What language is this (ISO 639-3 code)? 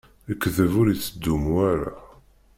kab